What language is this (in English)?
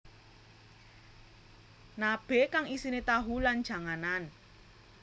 Javanese